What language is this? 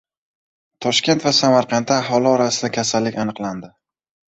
Uzbek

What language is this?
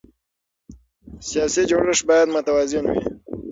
Pashto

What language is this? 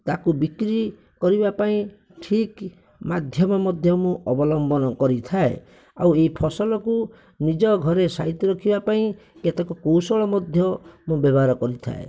Odia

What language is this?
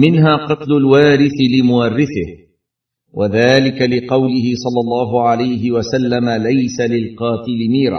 Arabic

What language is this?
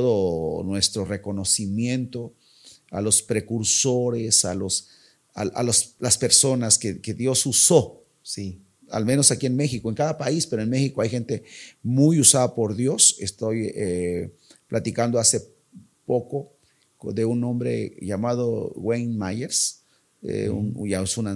Spanish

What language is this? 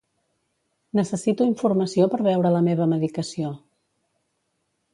Catalan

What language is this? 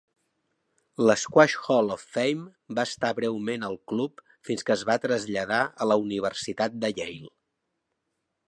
Catalan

